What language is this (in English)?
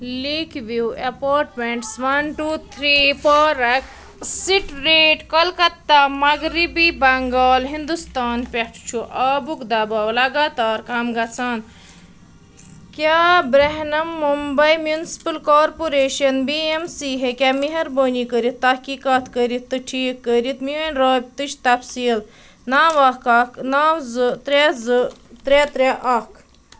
Kashmiri